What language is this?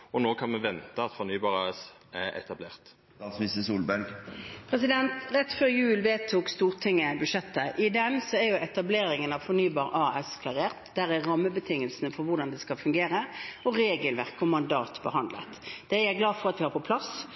Norwegian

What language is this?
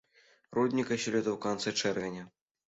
Belarusian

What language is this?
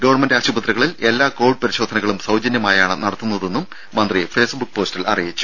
Malayalam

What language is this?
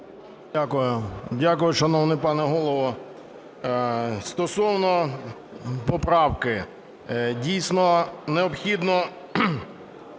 Ukrainian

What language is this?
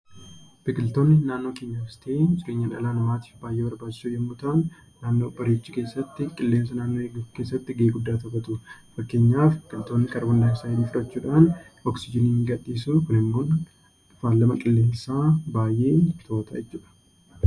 Oromo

